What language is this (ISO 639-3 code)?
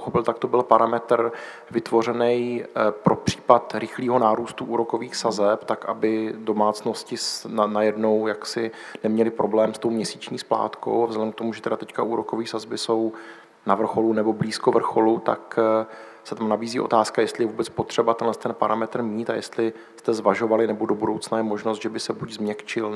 ces